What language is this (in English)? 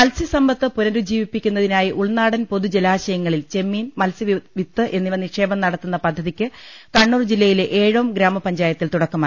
Malayalam